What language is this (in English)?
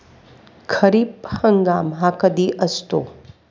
Marathi